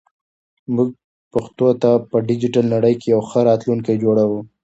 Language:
Pashto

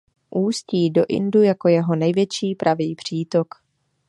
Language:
Czech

